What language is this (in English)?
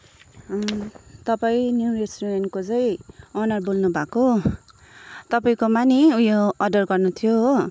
Nepali